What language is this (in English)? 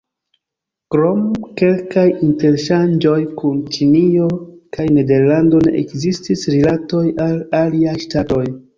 Esperanto